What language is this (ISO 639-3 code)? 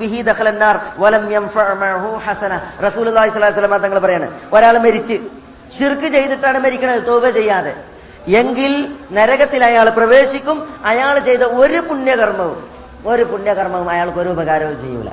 mal